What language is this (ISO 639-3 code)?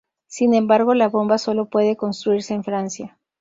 spa